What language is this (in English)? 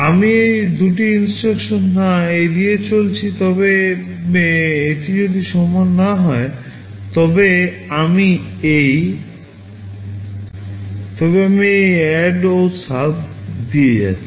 Bangla